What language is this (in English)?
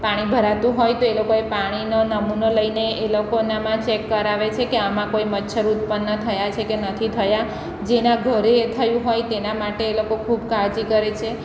Gujarati